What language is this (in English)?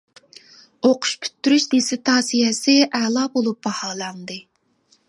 Uyghur